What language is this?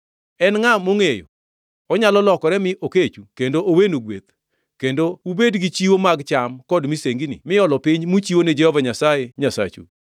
Luo (Kenya and Tanzania)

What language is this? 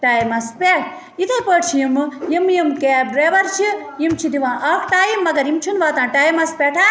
Kashmiri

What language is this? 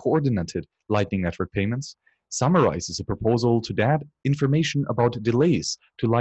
English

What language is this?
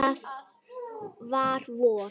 Icelandic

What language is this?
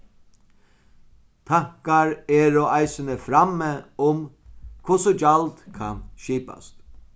Faroese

